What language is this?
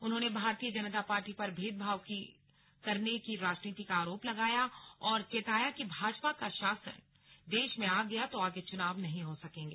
Hindi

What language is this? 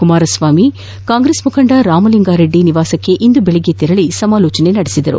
Kannada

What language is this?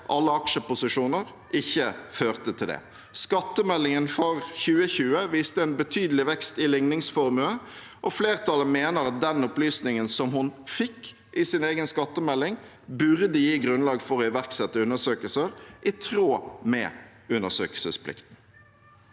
Norwegian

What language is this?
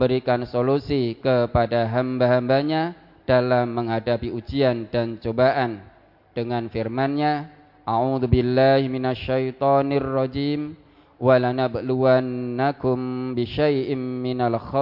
Indonesian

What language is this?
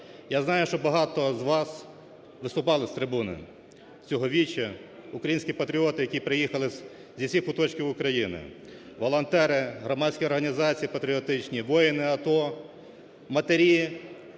Ukrainian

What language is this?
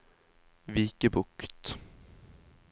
Norwegian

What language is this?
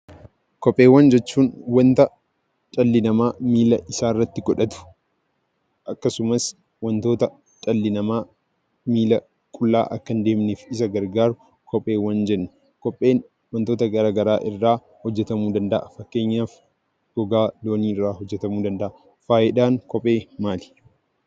Oromo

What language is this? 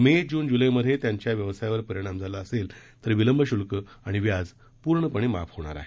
Marathi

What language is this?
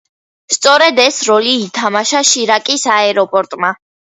Georgian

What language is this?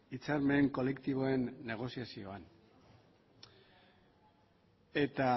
Basque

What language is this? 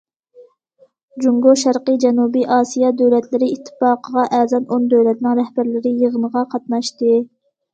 Uyghur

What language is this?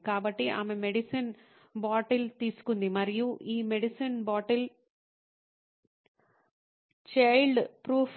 Telugu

